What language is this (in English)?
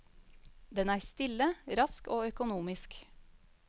Norwegian